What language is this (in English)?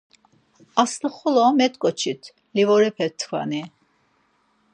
Laz